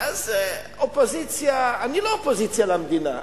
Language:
Hebrew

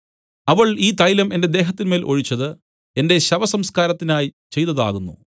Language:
Malayalam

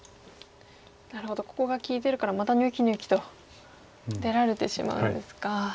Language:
Japanese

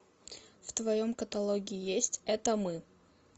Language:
Russian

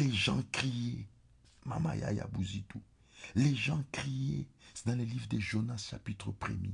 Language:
French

